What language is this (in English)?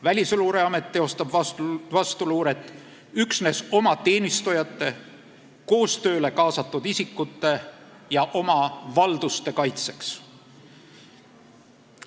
Estonian